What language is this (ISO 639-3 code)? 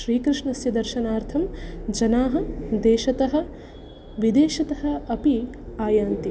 san